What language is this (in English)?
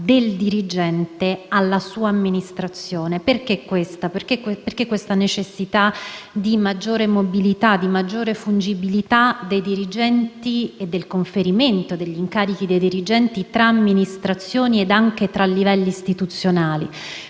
Italian